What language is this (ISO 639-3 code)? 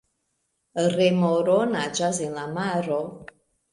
epo